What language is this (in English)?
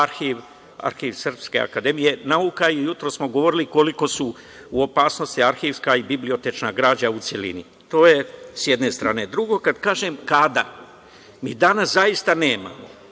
Serbian